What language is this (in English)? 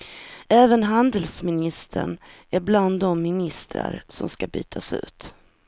Swedish